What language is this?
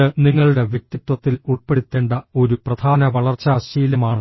Malayalam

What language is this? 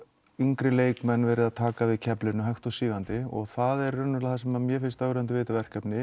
Icelandic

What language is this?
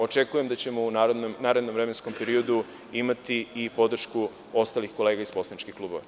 Serbian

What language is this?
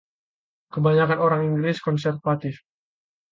Indonesian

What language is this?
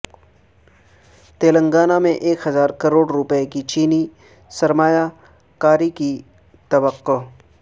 Urdu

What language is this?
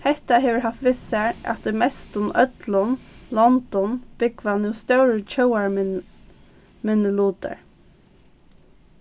Faroese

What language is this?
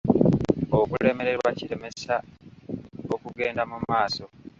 Ganda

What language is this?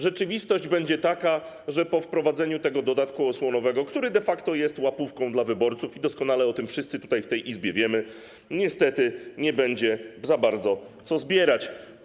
Polish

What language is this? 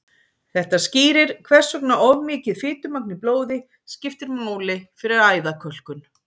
Icelandic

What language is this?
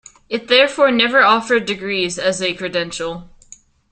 English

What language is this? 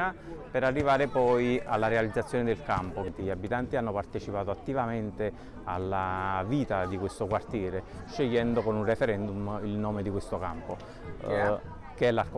Italian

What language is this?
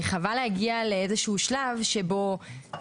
Hebrew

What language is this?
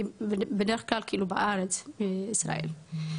Hebrew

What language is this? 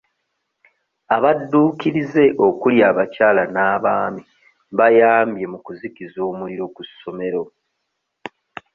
Ganda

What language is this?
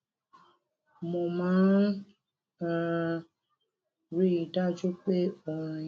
Yoruba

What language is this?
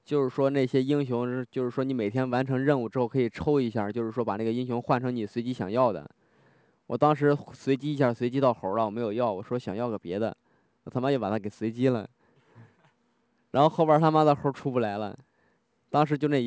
Chinese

